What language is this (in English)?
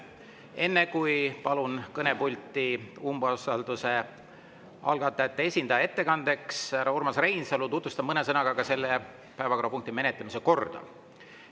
Estonian